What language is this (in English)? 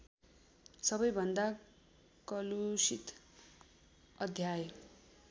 Nepali